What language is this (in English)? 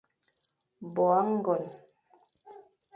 Fang